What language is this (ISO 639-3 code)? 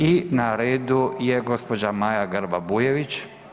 hrv